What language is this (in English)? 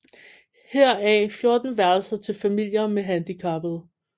Danish